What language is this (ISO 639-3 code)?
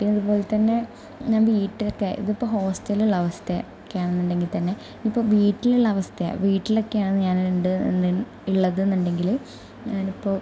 mal